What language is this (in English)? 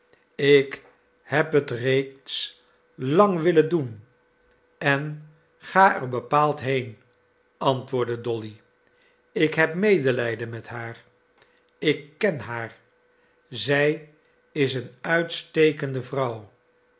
Dutch